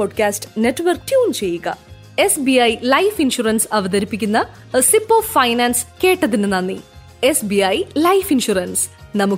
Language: Malayalam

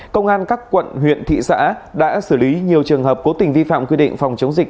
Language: Vietnamese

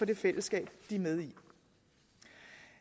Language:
Danish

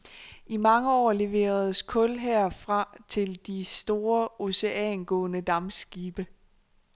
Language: Danish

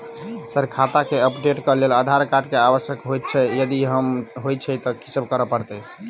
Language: Maithili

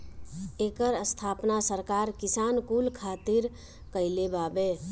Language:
Bhojpuri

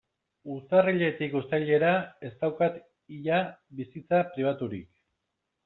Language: Basque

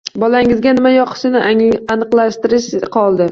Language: Uzbek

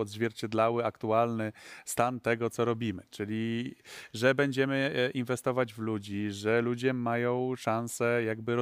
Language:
Polish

